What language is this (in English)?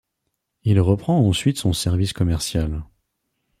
French